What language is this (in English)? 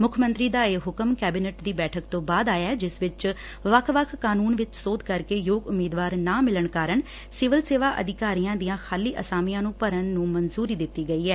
Punjabi